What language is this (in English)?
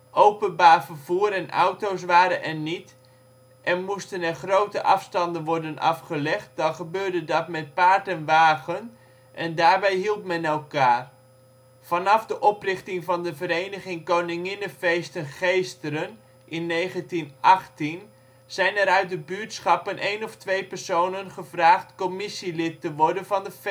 Dutch